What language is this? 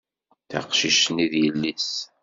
Kabyle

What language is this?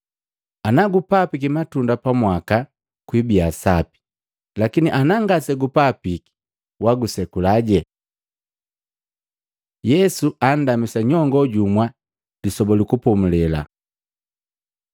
Matengo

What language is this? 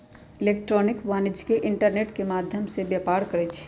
Magahi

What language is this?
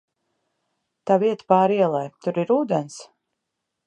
Latvian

